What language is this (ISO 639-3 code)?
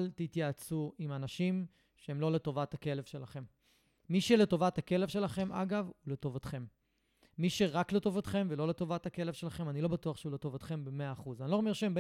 heb